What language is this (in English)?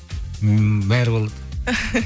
Kazakh